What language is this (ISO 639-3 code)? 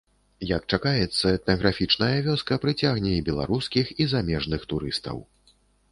bel